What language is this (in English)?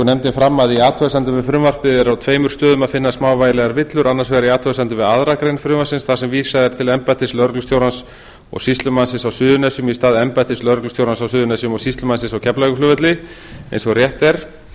Icelandic